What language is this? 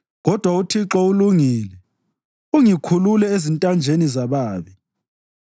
North Ndebele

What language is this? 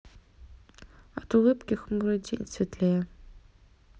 Russian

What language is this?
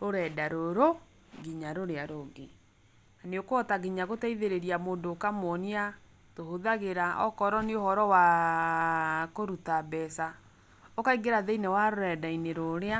Kikuyu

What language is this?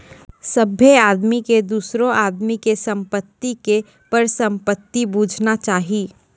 Maithili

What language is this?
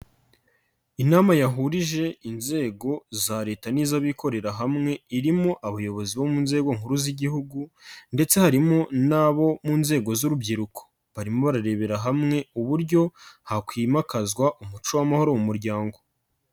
Kinyarwanda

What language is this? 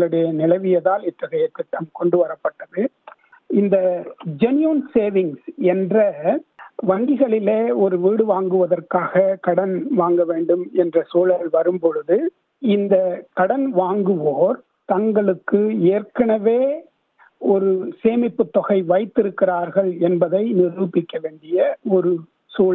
Tamil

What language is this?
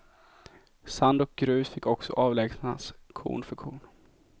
Swedish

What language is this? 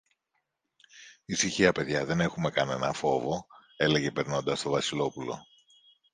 Greek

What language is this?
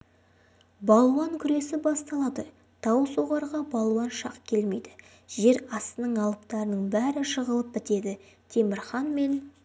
Kazakh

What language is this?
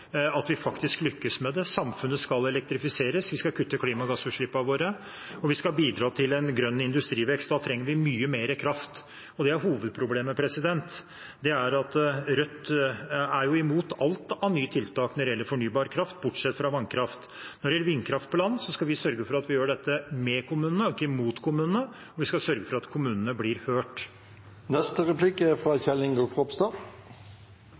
Norwegian Bokmål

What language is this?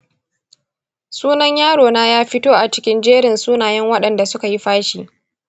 Hausa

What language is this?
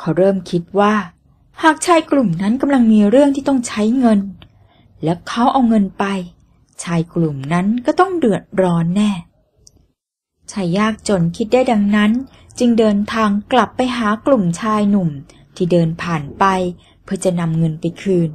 Thai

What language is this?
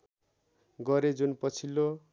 Nepali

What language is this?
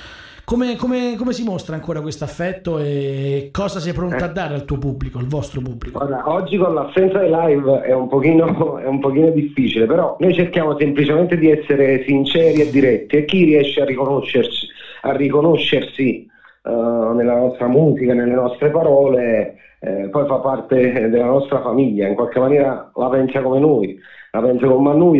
Italian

